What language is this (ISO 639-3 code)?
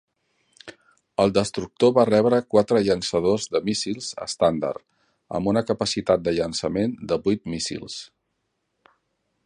cat